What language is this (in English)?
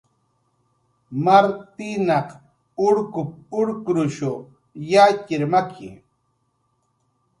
Jaqaru